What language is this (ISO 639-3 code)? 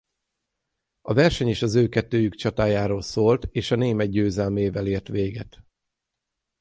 hun